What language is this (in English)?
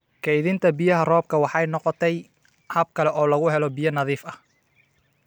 Somali